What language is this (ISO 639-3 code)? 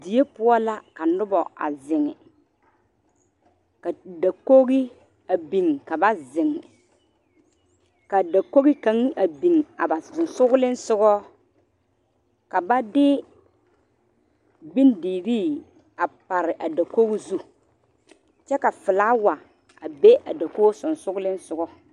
dga